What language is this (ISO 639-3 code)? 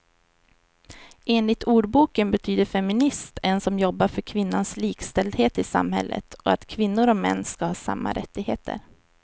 swe